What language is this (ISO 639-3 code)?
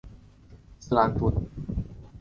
zho